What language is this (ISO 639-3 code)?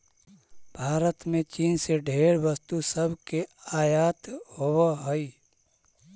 mag